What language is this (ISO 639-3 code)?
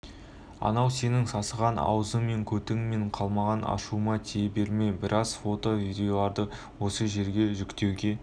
kaz